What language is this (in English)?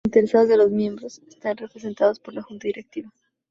Spanish